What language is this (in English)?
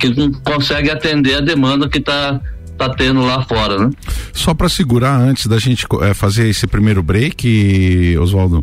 Portuguese